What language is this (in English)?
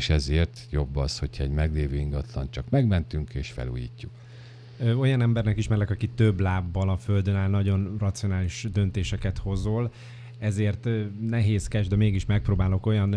Hungarian